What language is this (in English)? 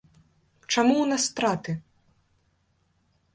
Belarusian